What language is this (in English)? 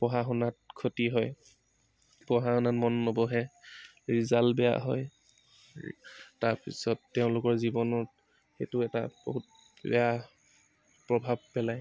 Assamese